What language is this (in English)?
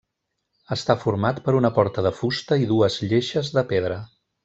Catalan